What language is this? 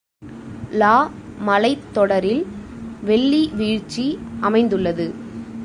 Tamil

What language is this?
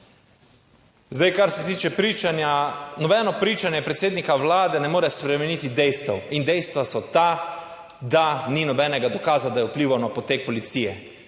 Slovenian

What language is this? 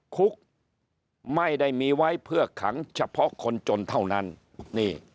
Thai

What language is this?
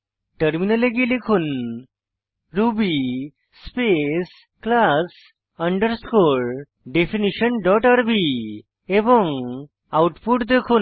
Bangla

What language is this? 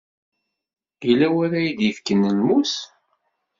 Kabyle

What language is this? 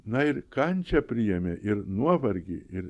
Lithuanian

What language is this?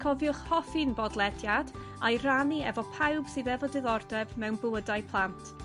Welsh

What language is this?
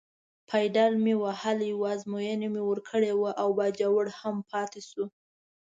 Pashto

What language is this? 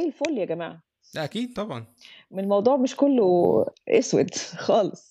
Arabic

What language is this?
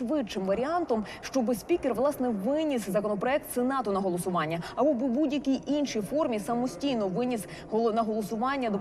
Ukrainian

